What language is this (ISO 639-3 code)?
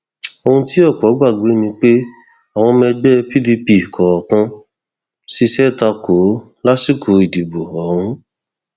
yor